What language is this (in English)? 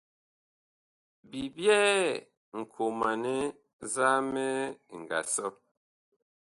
Bakoko